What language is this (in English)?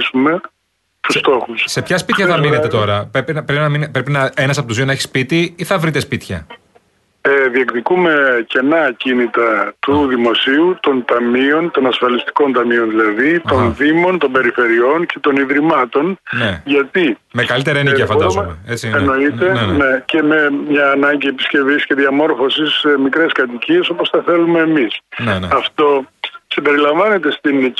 Greek